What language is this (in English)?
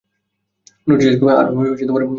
Bangla